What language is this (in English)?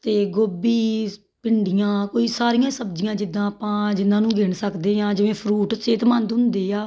Punjabi